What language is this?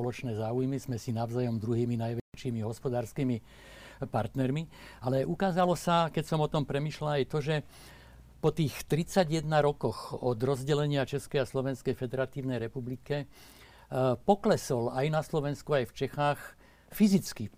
Slovak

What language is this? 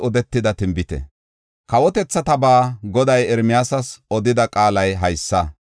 Gofa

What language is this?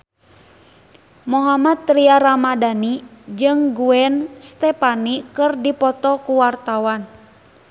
Sundanese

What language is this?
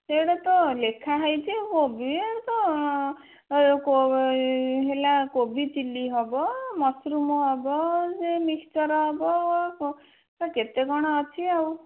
Odia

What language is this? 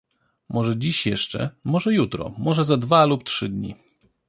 Polish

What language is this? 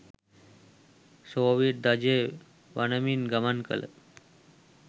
Sinhala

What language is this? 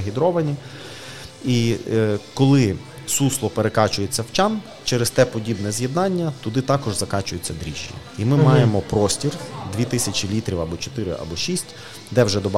Ukrainian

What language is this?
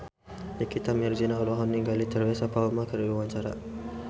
Sundanese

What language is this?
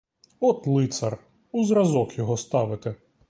Ukrainian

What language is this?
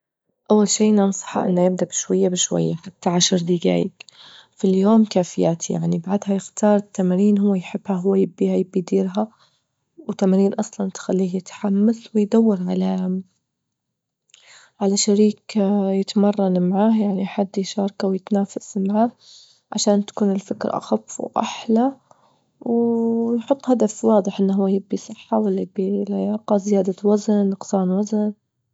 Libyan Arabic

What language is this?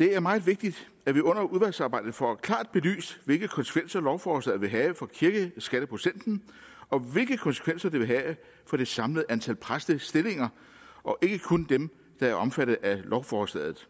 Danish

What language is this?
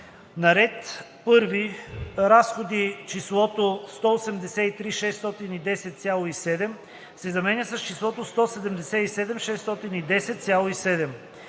Bulgarian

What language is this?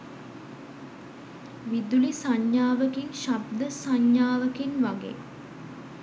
Sinhala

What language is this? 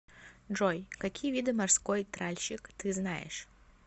Russian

